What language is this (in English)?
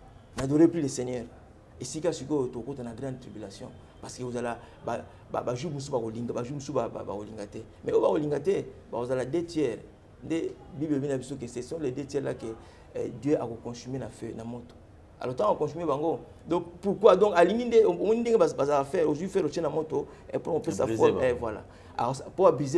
French